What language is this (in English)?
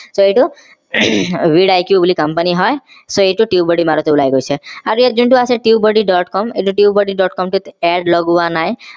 Assamese